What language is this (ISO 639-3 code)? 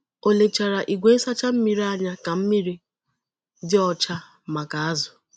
ibo